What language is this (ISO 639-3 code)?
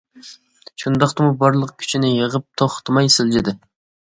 uig